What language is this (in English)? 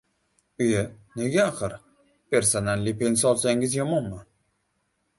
Uzbek